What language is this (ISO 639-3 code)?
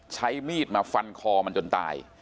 tha